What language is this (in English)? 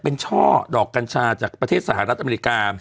Thai